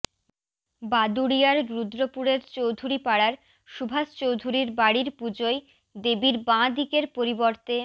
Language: Bangla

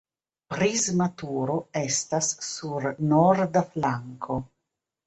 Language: Esperanto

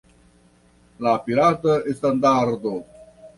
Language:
Esperanto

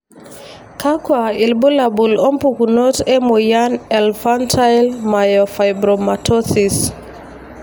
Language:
Masai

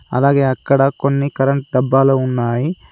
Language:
Telugu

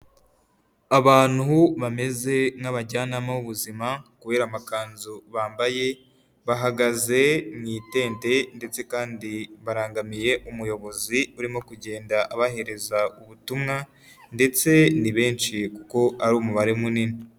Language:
Kinyarwanda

